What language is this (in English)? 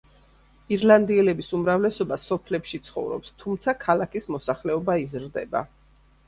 Georgian